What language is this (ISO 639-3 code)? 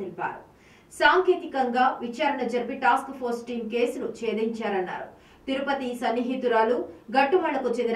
tel